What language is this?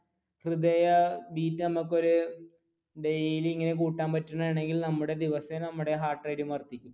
Malayalam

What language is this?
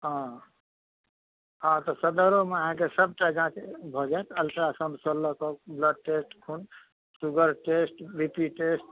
Maithili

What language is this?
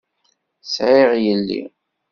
Kabyle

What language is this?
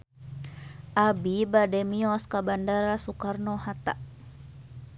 Sundanese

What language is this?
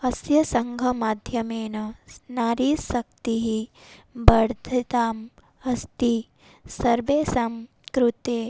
Sanskrit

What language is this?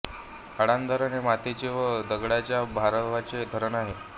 Marathi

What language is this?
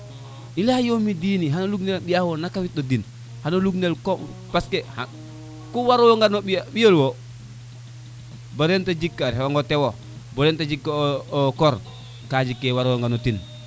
Serer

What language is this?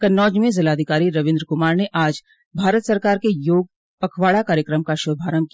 Hindi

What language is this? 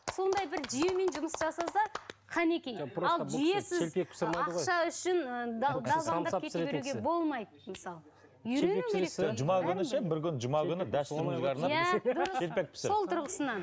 Kazakh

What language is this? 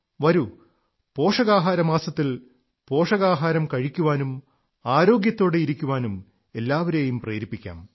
Malayalam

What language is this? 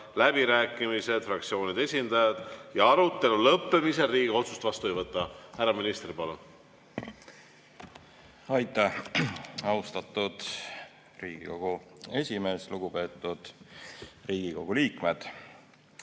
Estonian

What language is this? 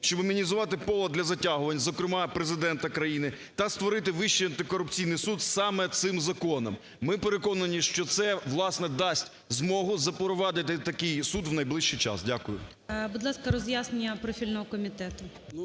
Ukrainian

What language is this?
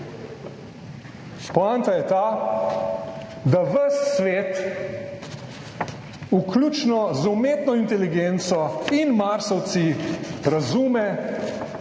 Slovenian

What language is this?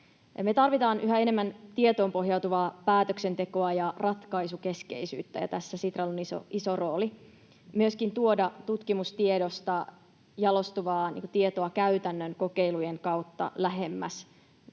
Finnish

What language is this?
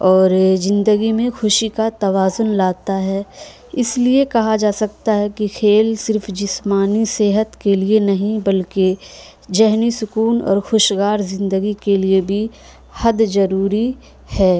Urdu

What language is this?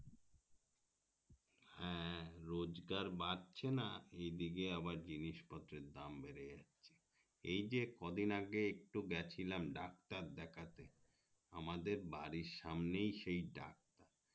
Bangla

